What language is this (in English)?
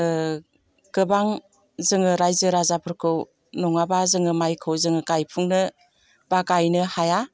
Bodo